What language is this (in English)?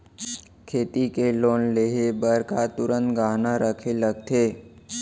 Chhattisgarhi